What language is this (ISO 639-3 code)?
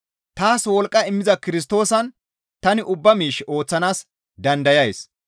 gmv